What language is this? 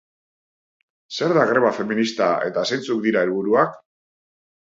Basque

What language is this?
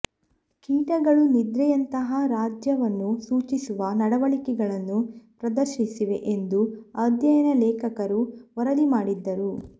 Kannada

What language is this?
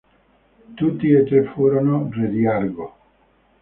Italian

